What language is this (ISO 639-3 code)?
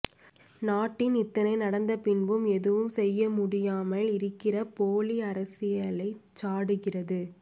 tam